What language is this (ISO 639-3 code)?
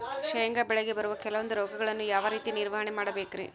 kan